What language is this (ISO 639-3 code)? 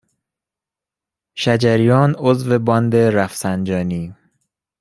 fas